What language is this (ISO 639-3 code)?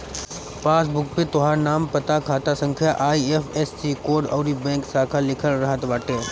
bho